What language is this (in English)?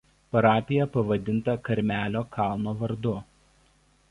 Lithuanian